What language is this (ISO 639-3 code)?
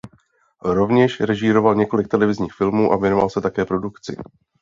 ces